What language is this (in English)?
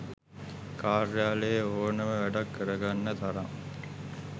Sinhala